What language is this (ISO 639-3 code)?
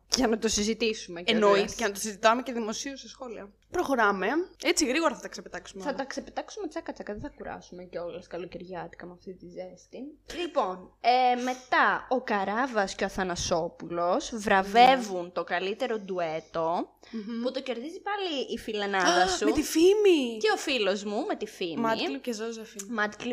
ell